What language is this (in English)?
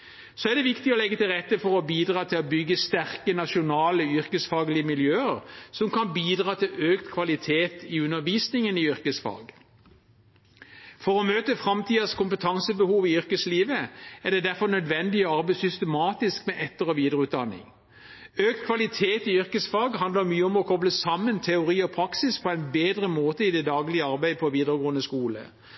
Norwegian Bokmål